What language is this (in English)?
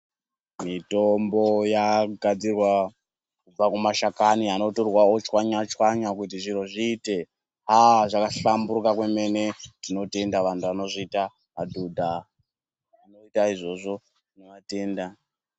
Ndau